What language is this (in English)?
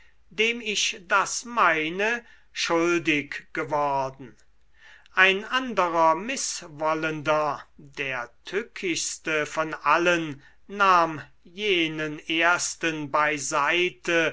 German